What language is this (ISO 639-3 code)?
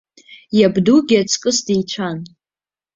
abk